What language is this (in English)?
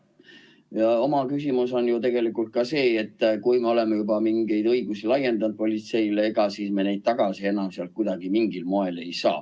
Estonian